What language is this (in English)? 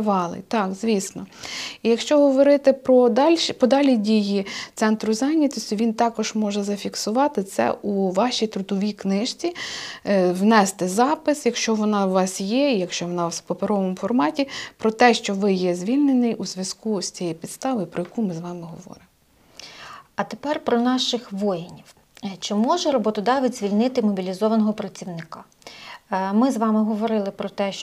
Ukrainian